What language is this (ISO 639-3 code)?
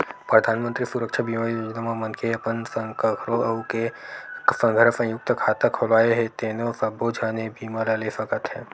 hne